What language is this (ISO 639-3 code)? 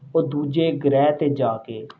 pan